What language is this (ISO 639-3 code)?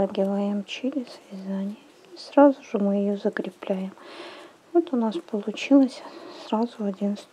rus